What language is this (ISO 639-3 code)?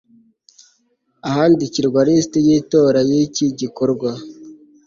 kin